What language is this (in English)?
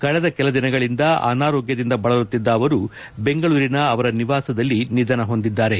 Kannada